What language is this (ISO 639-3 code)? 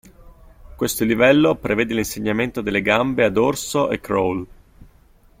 ita